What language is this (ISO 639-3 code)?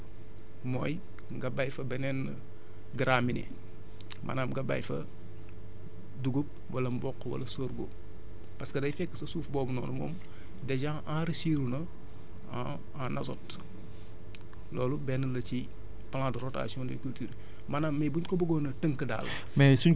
wol